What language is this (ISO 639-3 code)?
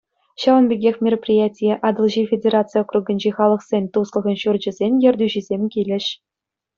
chv